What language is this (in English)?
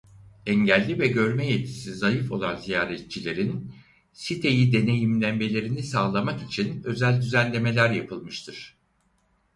Turkish